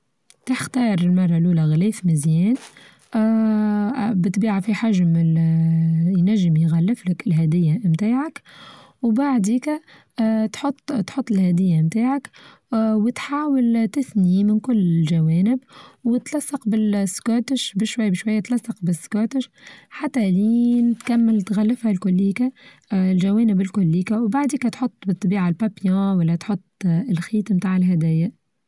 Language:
Tunisian Arabic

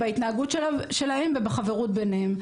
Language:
Hebrew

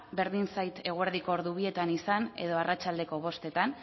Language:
Basque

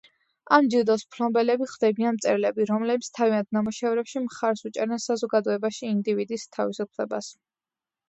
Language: Georgian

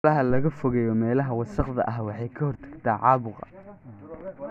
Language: Somali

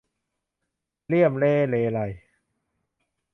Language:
Thai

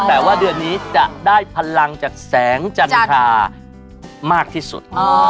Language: Thai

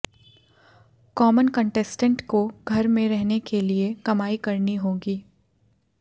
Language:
Hindi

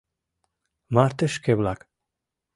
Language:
Mari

